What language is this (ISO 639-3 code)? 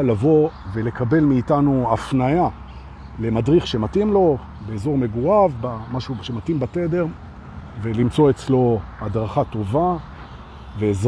heb